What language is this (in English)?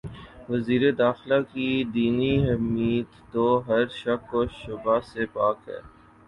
Urdu